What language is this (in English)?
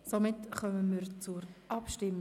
Swiss German